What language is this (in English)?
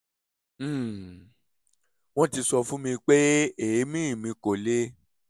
Yoruba